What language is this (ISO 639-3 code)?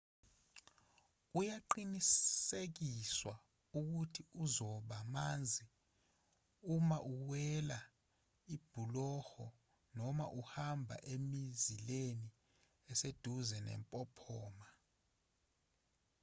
zul